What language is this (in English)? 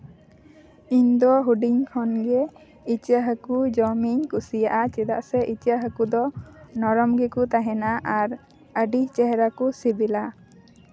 Santali